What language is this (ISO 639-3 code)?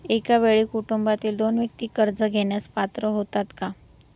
mar